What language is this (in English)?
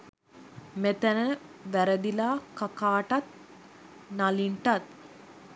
Sinhala